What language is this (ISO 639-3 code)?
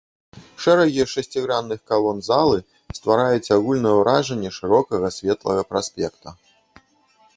bel